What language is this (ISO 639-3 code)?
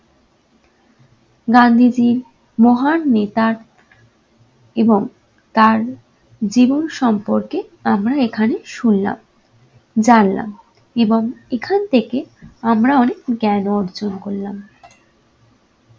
ben